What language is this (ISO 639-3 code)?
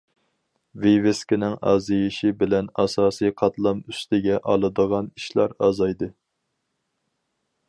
uig